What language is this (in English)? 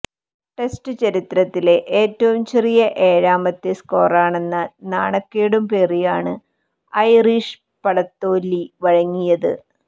Malayalam